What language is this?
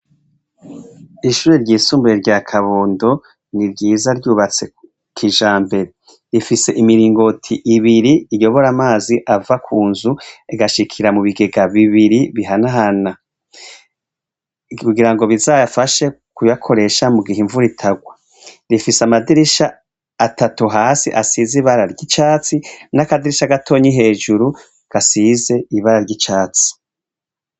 Rundi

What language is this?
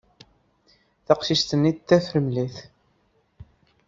Kabyle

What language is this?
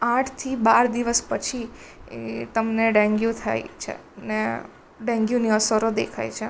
Gujarati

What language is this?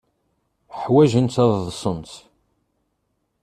Kabyle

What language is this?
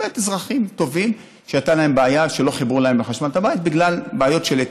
Hebrew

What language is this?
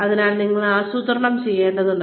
Malayalam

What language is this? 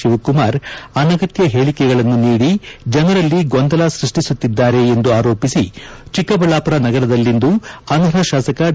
Kannada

